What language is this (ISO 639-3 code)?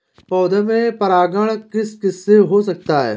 hin